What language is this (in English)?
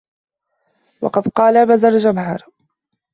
Arabic